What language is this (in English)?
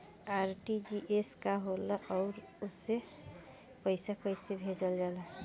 Bhojpuri